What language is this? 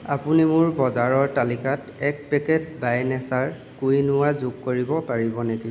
Assamese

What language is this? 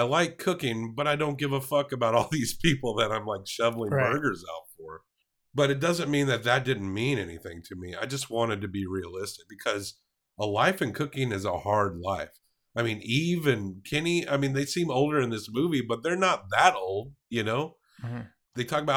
English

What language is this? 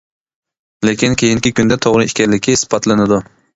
Uyghur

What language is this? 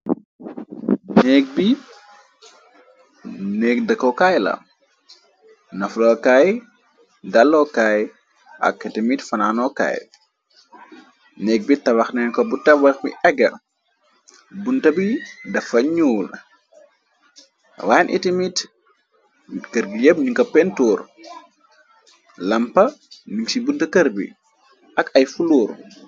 Wolof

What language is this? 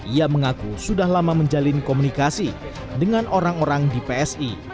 Indonesian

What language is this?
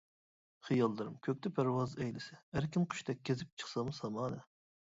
Uyghur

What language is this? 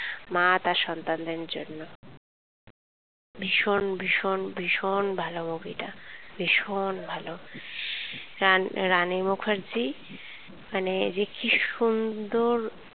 Bangla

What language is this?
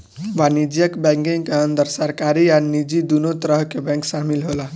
Bhojpuri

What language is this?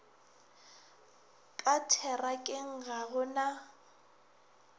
Northern Sotho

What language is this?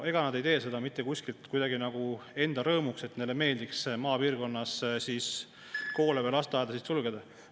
Estonian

